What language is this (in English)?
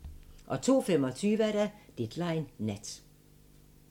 Danish